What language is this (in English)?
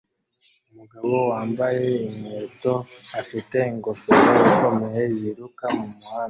Kinyarwanda